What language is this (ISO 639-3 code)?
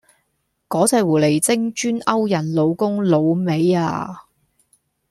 yue